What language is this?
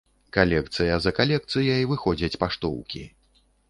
Belarusian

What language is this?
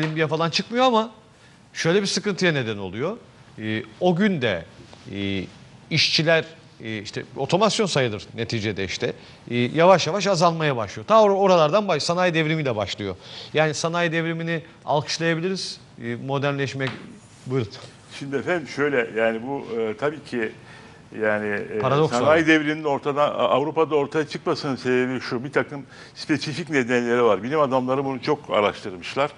Turkish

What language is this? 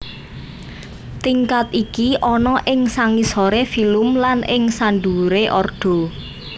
Javanese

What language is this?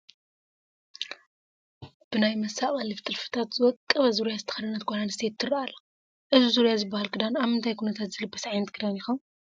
Tigrinya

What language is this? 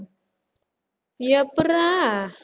Tamil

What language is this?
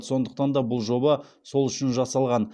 Kazakh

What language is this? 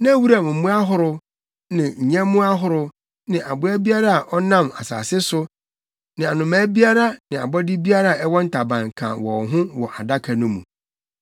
Akan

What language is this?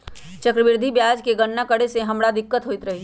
Magahi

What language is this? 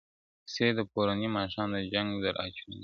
Pashto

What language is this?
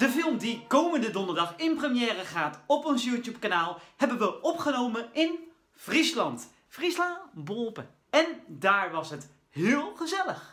Dutch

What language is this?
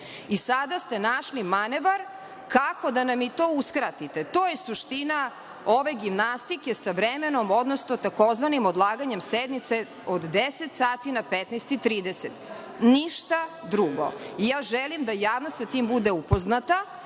Serbian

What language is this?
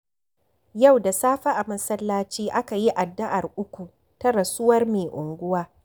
Hausa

